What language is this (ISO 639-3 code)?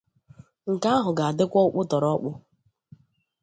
ibo